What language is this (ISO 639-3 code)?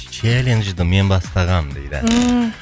kaz